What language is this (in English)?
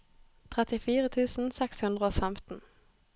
Norwegian